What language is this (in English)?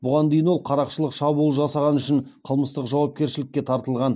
Kazakh